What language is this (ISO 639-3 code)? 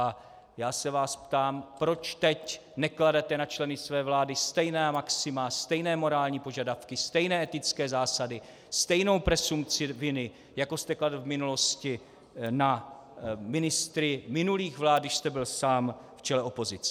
ces